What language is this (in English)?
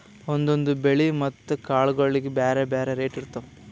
Kannada